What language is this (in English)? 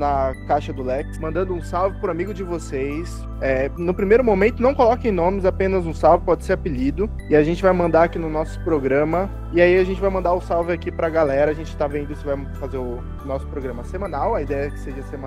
Portuguese